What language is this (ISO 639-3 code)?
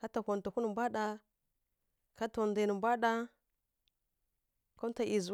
fkk